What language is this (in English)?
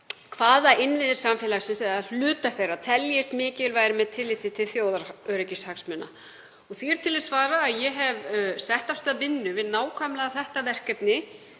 Icelandic